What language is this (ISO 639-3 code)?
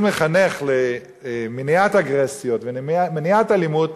heb